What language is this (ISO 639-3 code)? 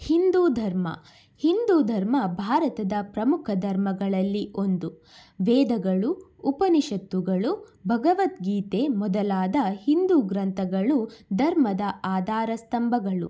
kan